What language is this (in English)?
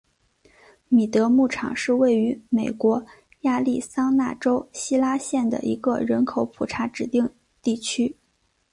Chinese